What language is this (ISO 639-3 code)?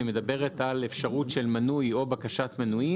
heb